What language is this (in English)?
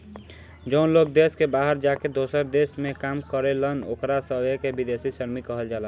Bhojpuri